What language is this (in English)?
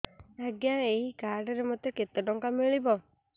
Odia